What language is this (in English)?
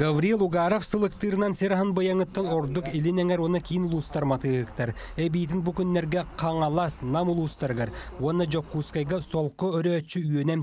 Russian